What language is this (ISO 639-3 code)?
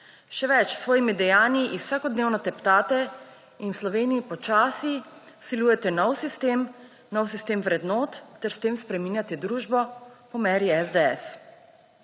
slv